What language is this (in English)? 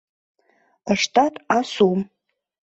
Mari